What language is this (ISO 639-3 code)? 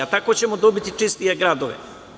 srp